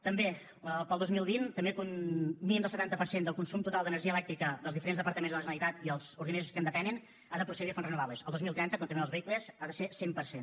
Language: Catalan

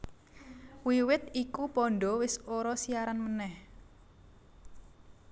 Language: Javanese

